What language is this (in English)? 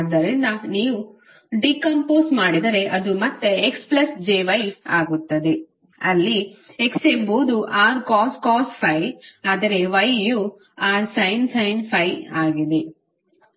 Kannada